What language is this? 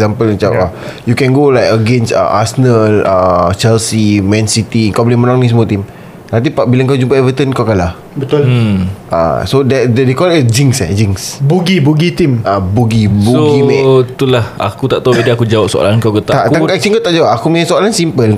Malay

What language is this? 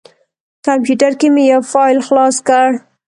Pashto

